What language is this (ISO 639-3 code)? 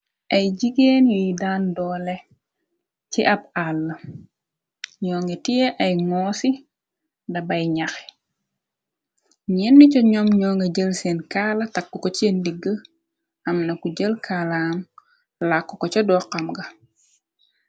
wol